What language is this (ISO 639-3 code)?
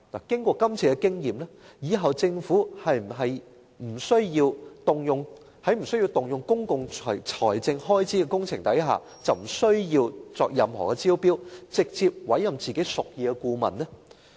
yue